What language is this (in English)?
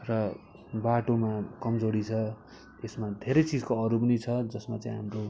Nepali